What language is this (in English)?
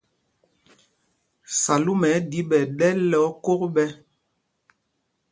Mpumpong